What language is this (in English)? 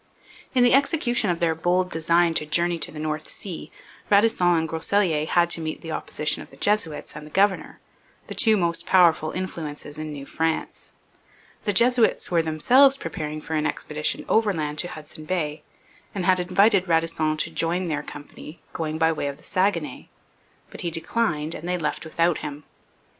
English